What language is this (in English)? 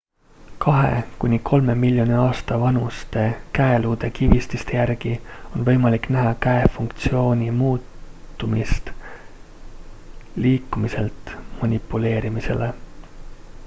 Estonian